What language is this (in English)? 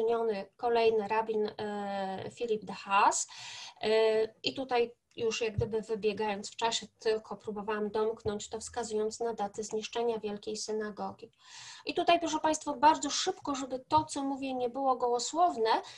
Polish